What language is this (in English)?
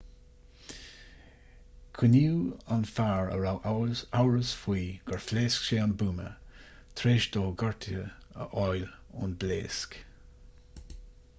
Irish